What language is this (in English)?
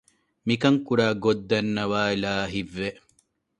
Divehi